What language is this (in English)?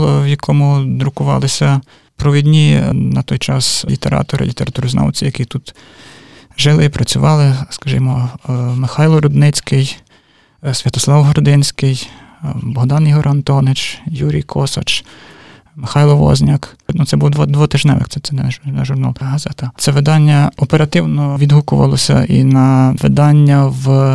Ukrainian